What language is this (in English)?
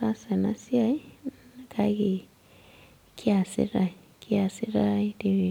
Masai